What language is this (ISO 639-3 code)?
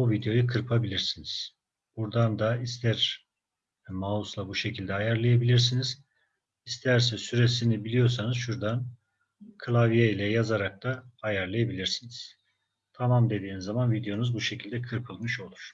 tur